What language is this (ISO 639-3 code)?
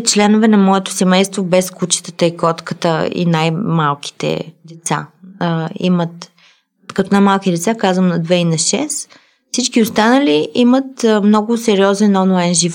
bul